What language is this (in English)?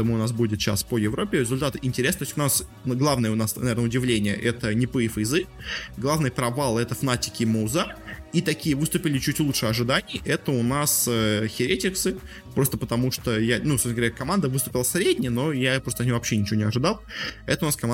Russian